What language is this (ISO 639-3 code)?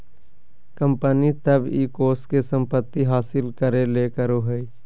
mag